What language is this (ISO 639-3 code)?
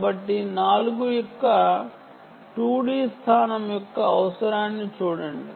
tel